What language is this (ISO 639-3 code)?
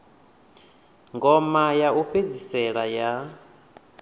ven